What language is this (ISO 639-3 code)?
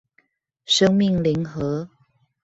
zho